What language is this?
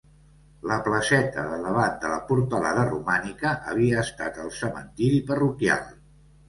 Catalan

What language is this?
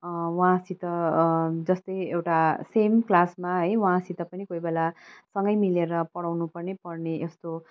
Nepali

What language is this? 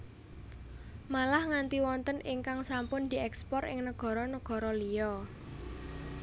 Javanese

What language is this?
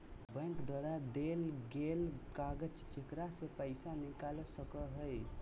Magahi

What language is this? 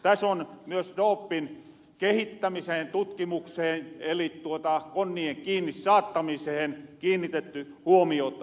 Finnish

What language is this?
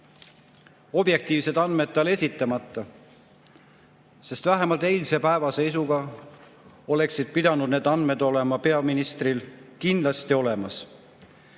Estonian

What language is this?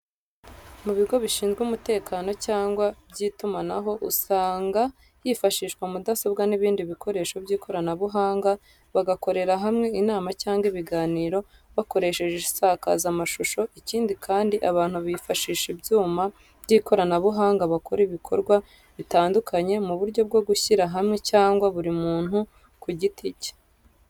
Kinyarwanda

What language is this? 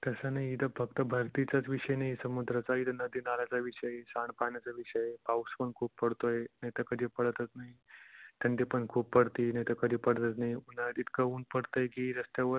Marathi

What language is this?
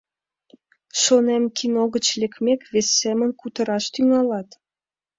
Mari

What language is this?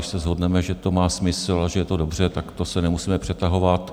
Czech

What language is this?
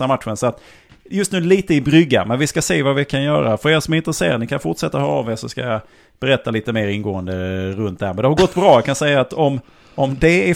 Swedish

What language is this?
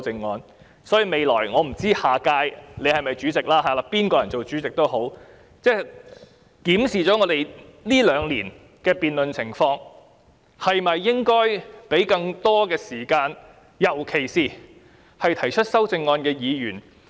Cantonese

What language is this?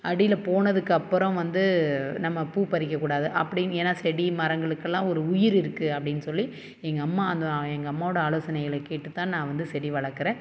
Tamil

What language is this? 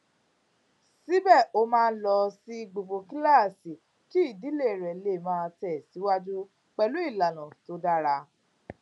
Yoruba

